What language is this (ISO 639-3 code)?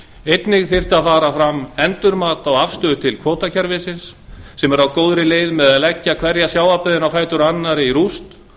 isl